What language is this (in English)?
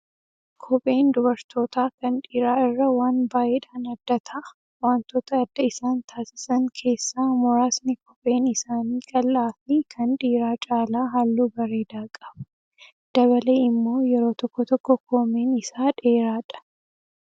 Oromo